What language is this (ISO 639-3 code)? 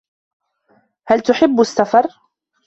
ara